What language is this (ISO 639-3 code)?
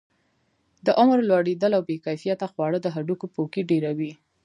pus